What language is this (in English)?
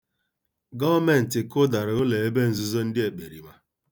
Igbo